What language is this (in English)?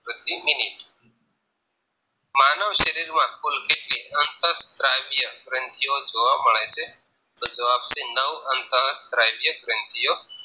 Gujarati